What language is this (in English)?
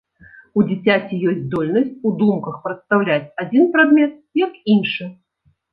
Belarusian